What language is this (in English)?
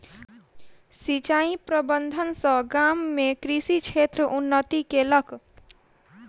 Maithili